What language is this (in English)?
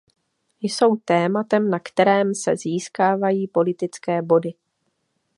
Czech